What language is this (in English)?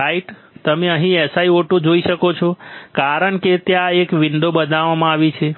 Gujarati